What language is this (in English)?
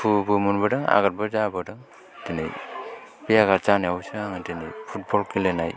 Bodo